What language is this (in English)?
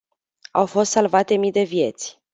Romanian